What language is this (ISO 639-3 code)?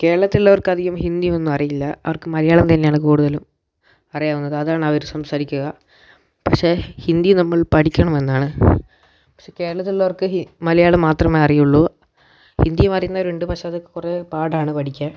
mal